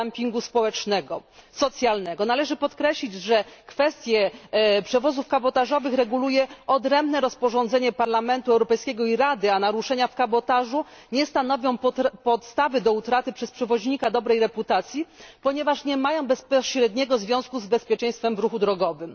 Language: Polish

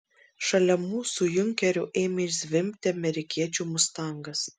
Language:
Lithuanian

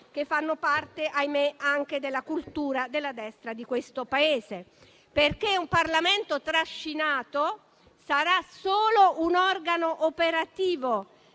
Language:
Italian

